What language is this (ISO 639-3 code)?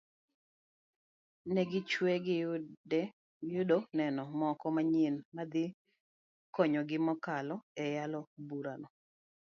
luo